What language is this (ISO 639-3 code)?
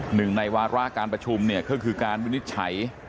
tha